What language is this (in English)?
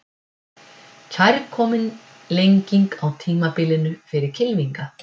Icelandic